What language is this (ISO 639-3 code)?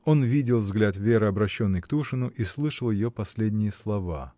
rus